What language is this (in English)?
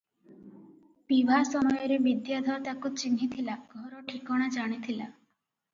Odia